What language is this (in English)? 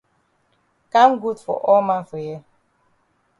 Cameroon Pidgin